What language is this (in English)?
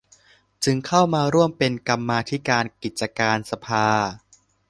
Thai